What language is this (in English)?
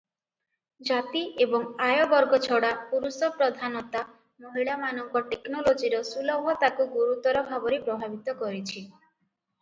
Odia